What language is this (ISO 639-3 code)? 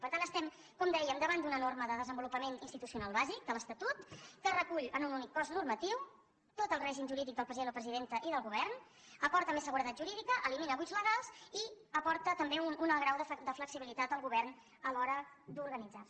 cat